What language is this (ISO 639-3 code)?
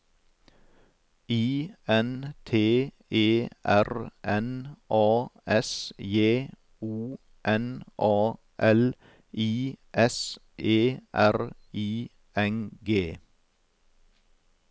nor